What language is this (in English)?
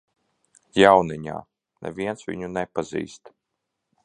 Latvian